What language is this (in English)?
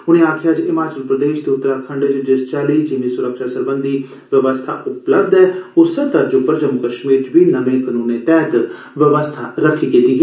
Dogri